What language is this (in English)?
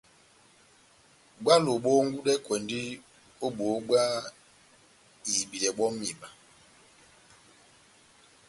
Batanga